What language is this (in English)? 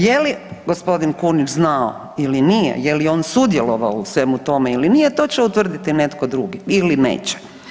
Croatian